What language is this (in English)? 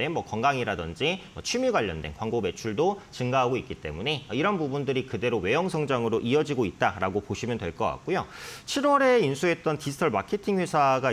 Korean